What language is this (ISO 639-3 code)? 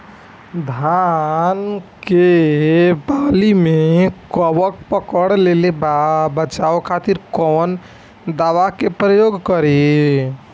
bho